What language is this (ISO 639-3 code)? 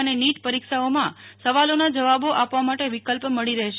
guj